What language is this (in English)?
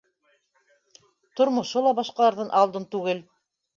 Bashkir